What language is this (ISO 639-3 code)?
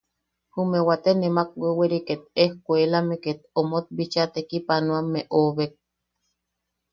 yaq